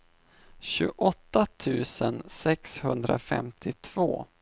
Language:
Swedish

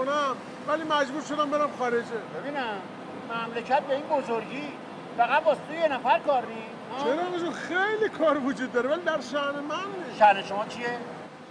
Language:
Persian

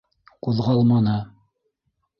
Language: Bashkir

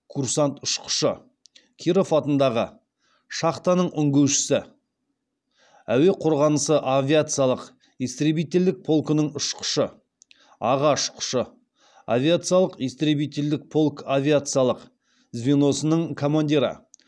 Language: Kazakh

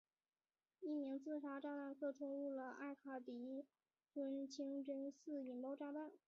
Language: Chinese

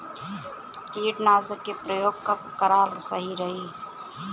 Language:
Bhojpuri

